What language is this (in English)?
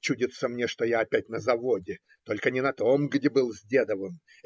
Russian